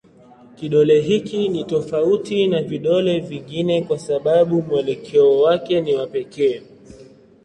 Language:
Swahili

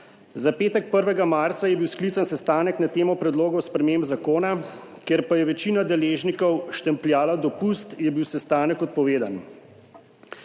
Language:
Slovenian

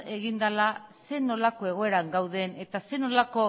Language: Basque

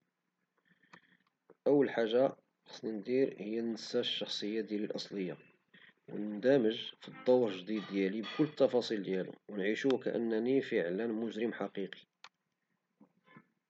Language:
Moroccan Arabic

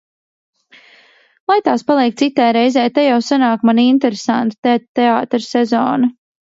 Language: Latvian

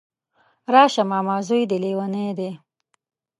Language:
Pashto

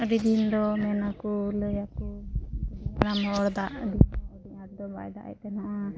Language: Santali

